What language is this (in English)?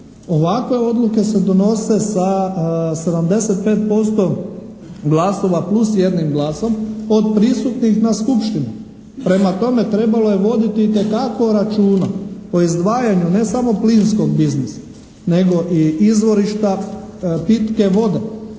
Croatian